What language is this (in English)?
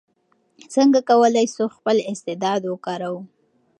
Pashto